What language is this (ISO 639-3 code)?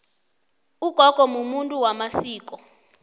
nbl